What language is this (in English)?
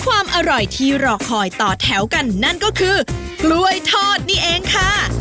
Thai